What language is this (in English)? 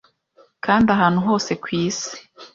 Kinyarwanda